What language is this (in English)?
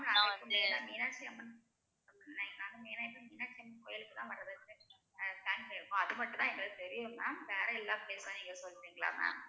Tamil